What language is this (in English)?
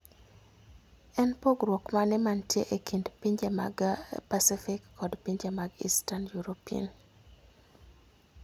Luo (Kenya and Tanzania)